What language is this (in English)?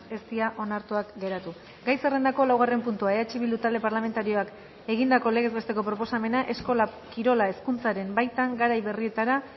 Basque